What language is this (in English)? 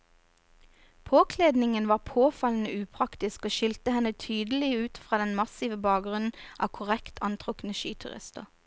Norwegian